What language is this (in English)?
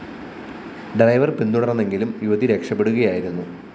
Malayalam